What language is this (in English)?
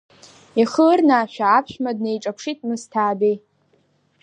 Abkhazian